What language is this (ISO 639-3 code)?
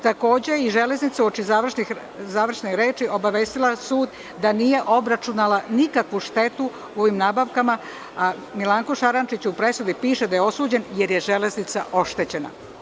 srp